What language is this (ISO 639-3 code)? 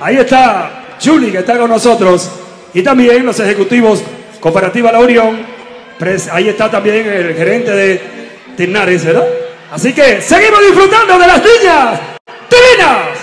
spa